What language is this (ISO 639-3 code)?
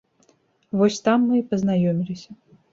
bel